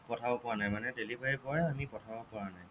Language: Assamese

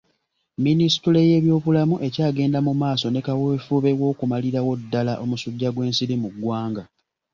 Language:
Ganda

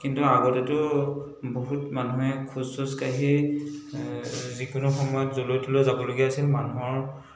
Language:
Assamese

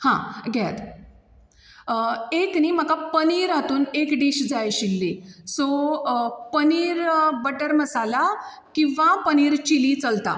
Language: Konkani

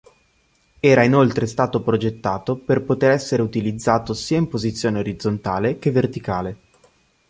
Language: Italian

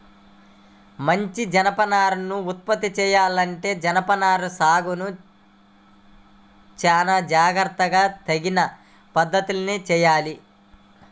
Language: Telugu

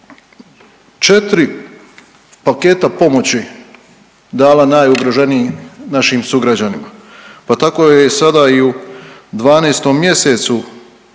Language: Croatian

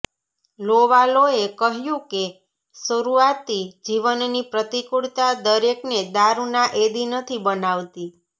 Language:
Gujarati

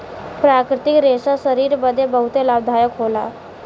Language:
Bhojpuri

